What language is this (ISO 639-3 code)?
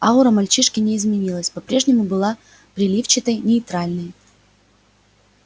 rus